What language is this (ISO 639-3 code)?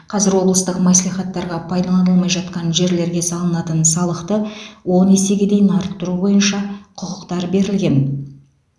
kaz